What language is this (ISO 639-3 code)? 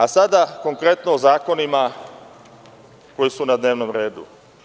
srp